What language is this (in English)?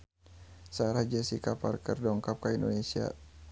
Sundanese